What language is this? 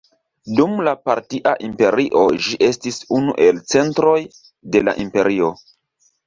Esperanto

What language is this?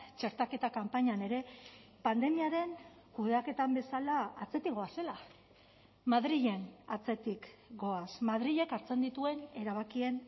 Basque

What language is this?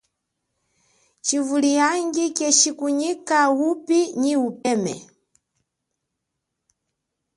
Chokwe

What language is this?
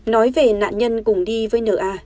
Vietnamese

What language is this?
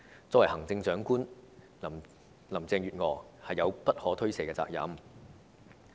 Cantonese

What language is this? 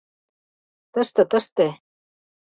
Mari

